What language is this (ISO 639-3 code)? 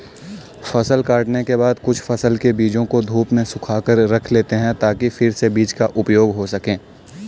hin